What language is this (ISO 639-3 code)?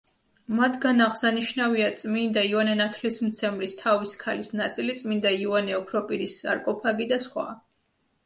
kat